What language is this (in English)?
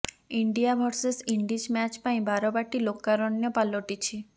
Odia